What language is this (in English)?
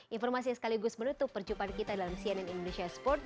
Indonesian